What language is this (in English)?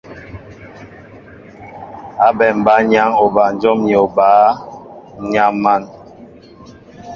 Mbo (Cameroon)